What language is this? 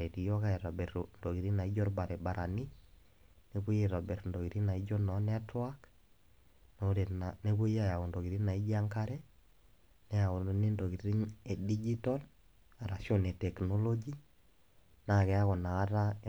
Masai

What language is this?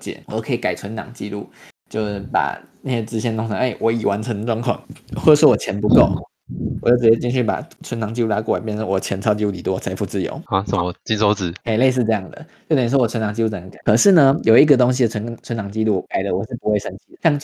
Chinese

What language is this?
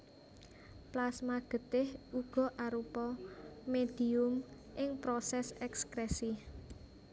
Javanese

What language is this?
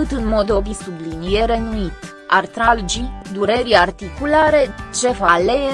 Romanian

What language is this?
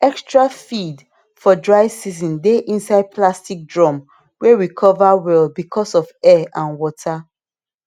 Nigerian Pidgin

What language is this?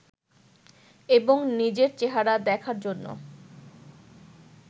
Bangla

